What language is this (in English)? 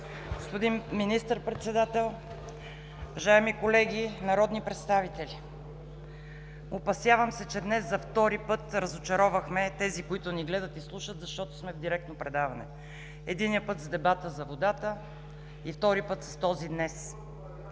Bulgarian